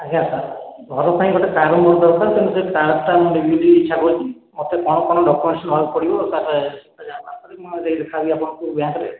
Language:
Odia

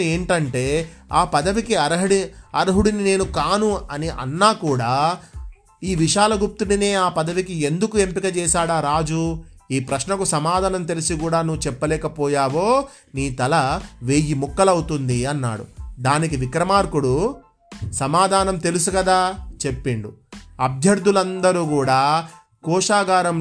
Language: Telugu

